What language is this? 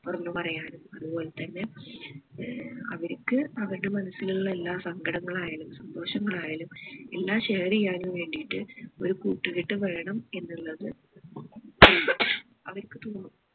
Malayalam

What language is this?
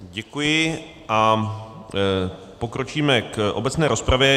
Czech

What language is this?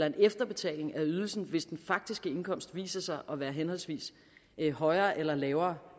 Danish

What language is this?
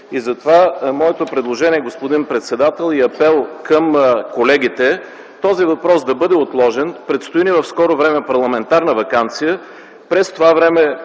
Bulgarian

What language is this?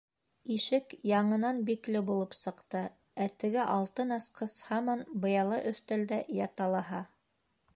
Bashkir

